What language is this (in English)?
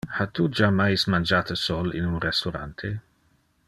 Interlingua